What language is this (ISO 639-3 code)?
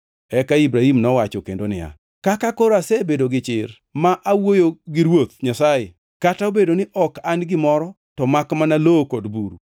luo